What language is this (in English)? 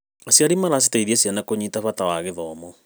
Kikuyu